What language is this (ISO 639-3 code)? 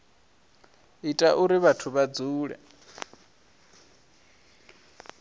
ven